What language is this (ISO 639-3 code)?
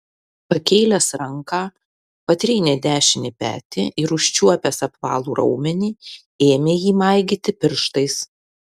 lit